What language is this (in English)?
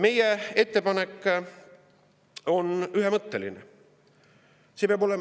Estonian